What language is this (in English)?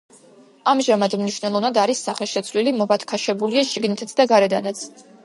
Georgian